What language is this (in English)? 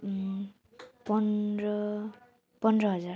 Nepali